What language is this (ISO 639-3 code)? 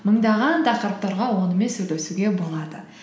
kaz